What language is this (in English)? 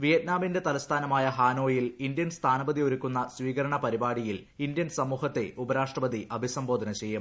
Malayalam